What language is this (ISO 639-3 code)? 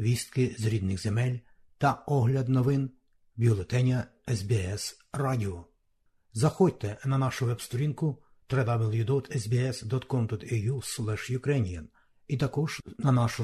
ukr